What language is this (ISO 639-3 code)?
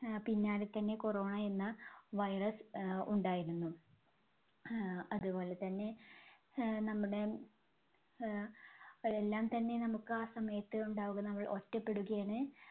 mal